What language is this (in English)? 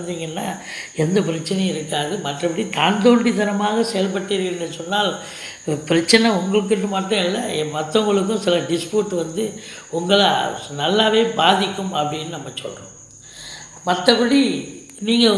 Hindi